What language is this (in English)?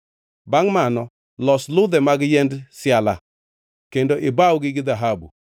Luo (Kenya and Tanzania)